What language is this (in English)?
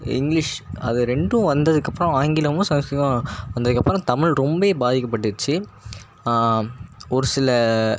Tamil